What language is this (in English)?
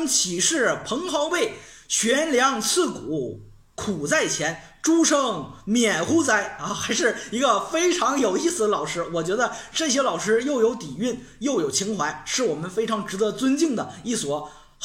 Chinese